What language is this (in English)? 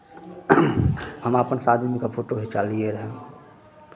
Maithili